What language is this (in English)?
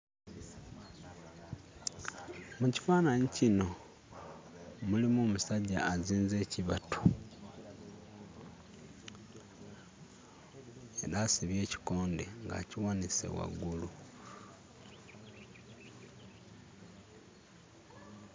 Ganda